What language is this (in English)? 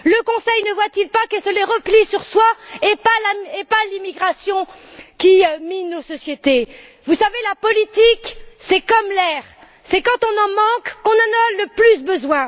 French